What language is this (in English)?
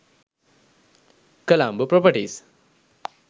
Sinhala